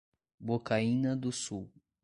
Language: Portuguese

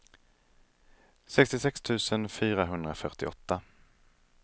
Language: Swedish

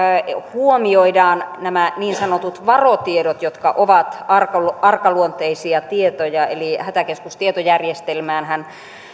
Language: Finnish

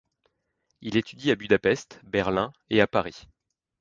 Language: French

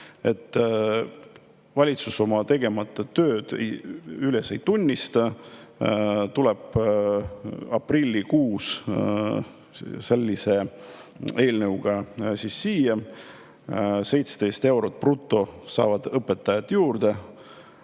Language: Estonian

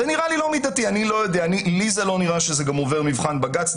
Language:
Hebrew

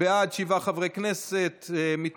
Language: Hebrew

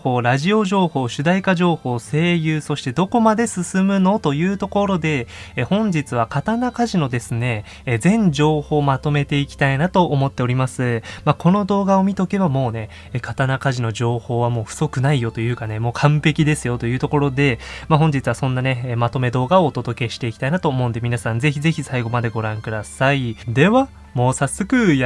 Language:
Japanese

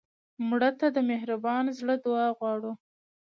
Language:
Pashto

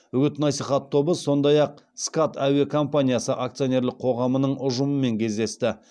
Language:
Kazakh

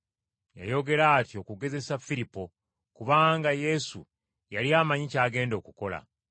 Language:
Ganda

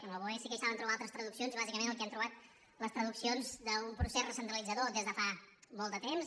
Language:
Catalan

